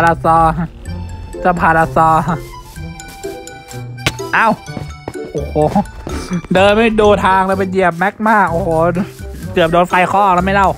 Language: Thai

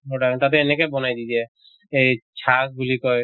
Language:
Assamese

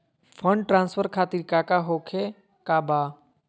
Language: Magahi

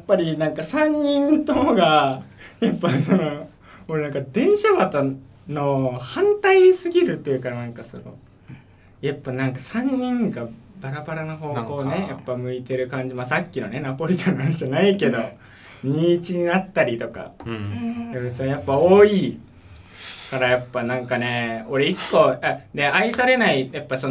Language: Japanese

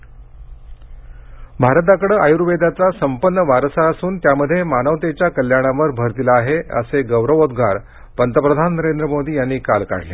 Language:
Marathi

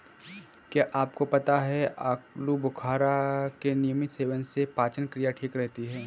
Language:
Hindi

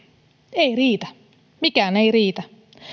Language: Finnish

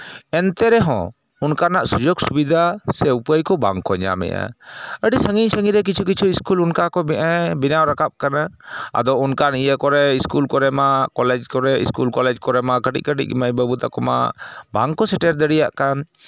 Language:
Santali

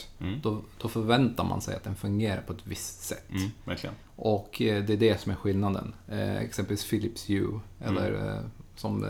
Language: Swedish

